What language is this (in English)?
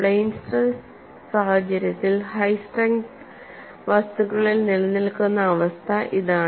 Malayalam